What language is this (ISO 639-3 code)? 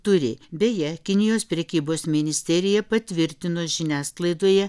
lit